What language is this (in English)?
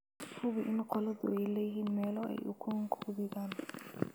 Somali